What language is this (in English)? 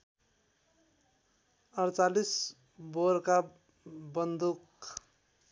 Nepali